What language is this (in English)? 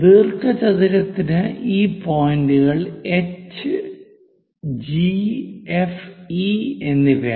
Malayalam